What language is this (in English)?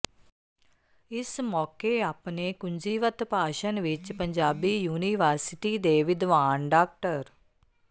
Punjabi